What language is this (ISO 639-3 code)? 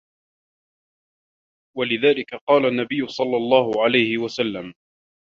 ara